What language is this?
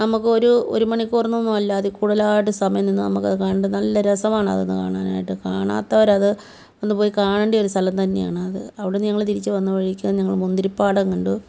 Malayalam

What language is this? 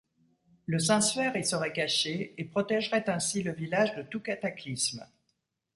French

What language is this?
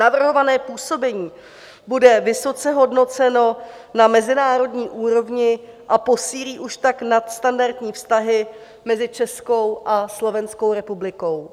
Czech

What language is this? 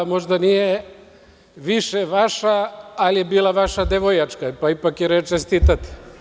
Serbian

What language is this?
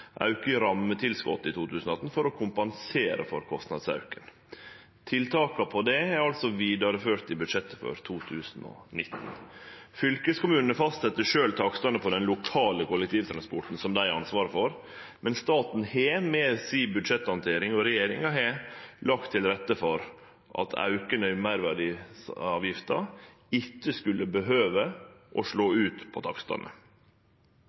Norwegian Nynorsk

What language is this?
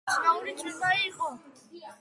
Georgian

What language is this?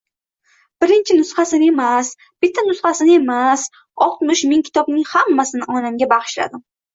Uzbek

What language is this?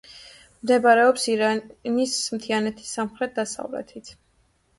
Georgian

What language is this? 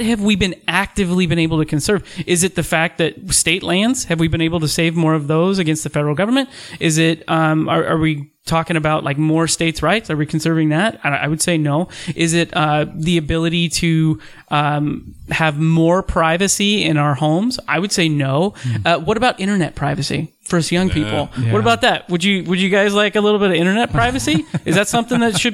English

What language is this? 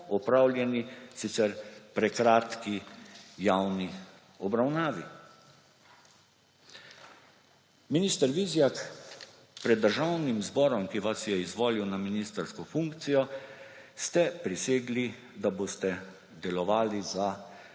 Slovenian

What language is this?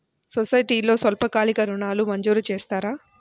Telugu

